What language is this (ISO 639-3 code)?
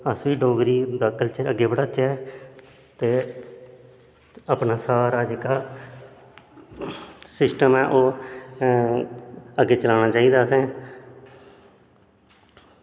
doi